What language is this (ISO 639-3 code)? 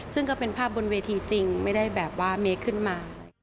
tha